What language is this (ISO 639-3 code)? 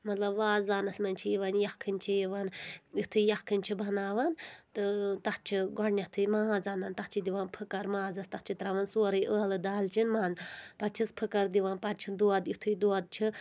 kas